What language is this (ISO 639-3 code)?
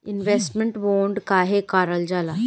bho